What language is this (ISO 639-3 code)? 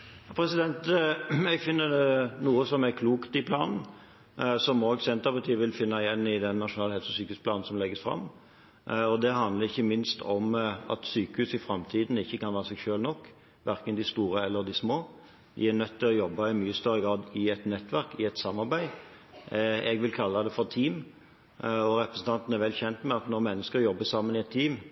nob